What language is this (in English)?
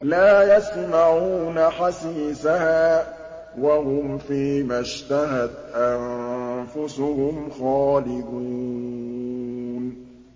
Arabic